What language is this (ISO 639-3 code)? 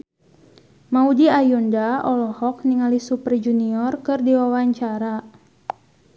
sun